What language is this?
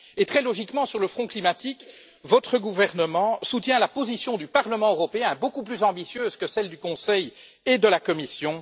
French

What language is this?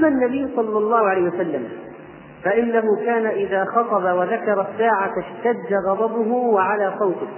Arabic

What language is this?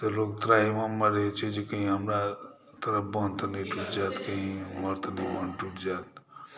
Maithili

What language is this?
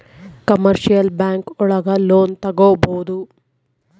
Kannada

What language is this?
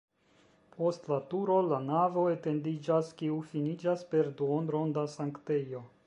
Esperanto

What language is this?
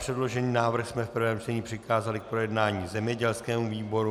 Czech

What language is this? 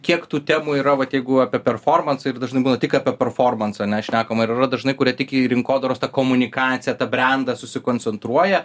Lithuanian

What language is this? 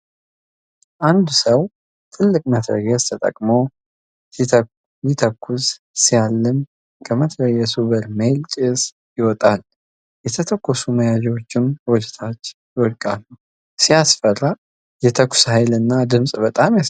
Amharic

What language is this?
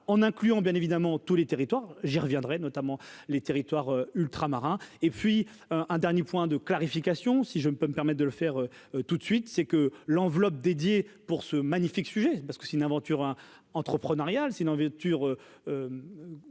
French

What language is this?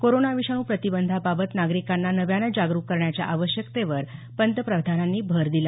Marathi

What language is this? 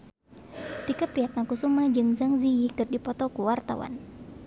Sundanese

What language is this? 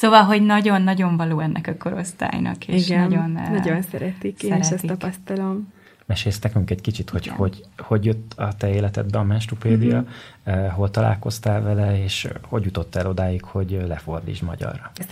Hungarian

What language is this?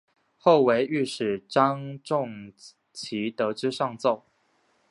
Chinese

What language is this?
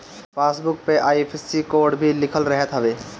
Bhojpuri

